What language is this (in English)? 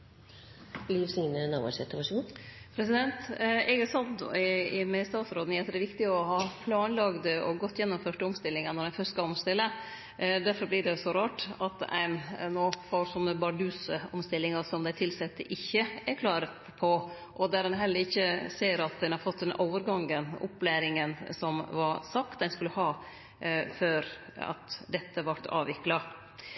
Norwegian